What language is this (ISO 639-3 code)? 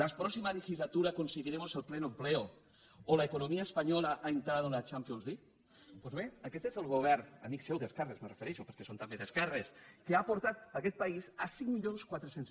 cat